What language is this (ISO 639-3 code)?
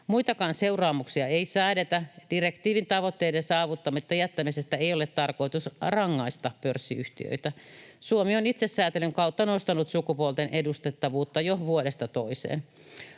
fin